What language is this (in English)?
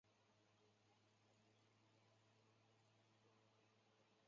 Chinese